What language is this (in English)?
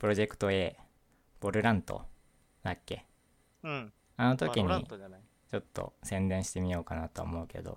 Japanese